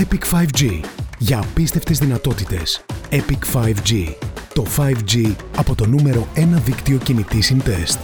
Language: Greek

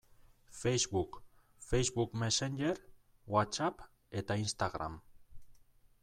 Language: Basque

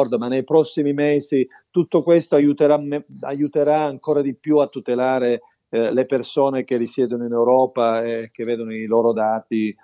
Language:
Italian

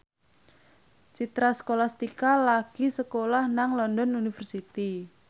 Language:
Javanese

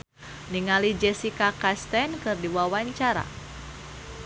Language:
Sundanese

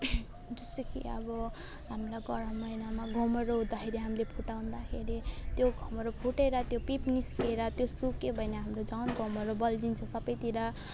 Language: Nepali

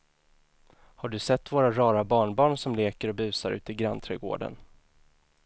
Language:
Swedish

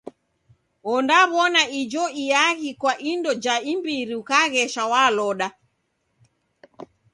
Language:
Taita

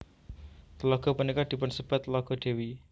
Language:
Javanese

